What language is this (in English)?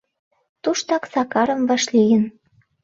Mari